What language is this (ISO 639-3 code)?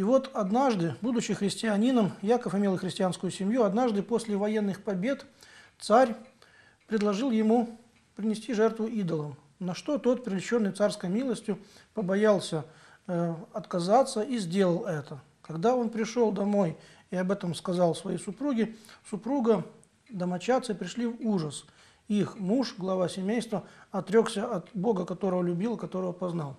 rus